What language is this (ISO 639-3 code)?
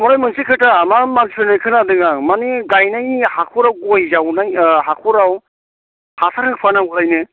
brx